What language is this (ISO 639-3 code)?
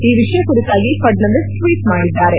kan